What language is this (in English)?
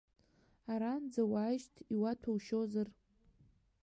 Abkhazian